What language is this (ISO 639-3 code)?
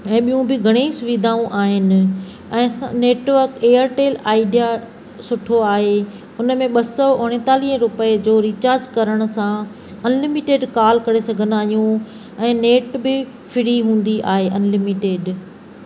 snd